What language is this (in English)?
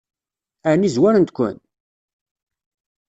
Kabyle